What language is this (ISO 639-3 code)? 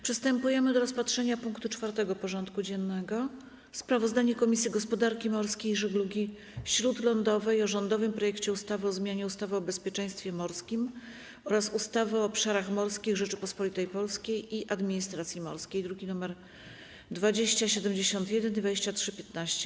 pol